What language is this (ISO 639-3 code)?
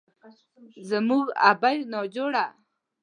pus